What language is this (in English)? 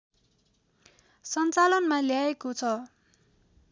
Nepali